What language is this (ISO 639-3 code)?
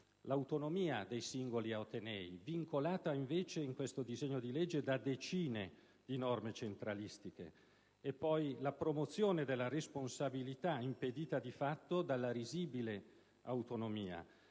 ita